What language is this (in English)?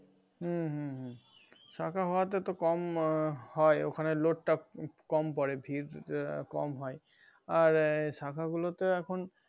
Bangla